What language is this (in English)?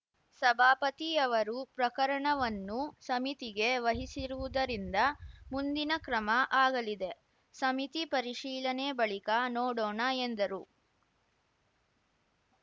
Kannada